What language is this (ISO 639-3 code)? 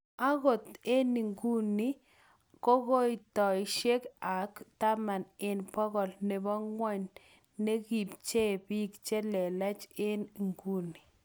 kln